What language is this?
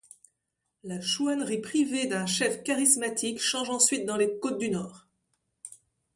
French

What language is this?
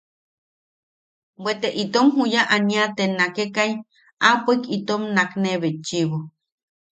Yaqui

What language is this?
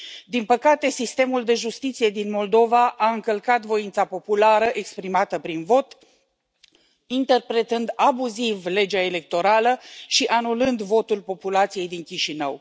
Romanian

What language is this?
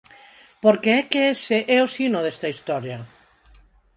Galician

